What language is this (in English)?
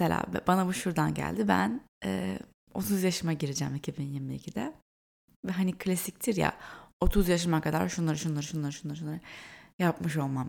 Turkish